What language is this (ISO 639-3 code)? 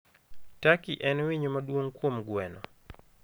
luo